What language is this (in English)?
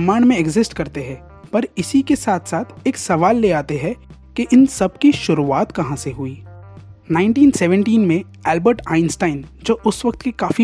Hindi